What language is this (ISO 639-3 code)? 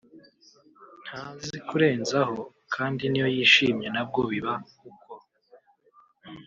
kin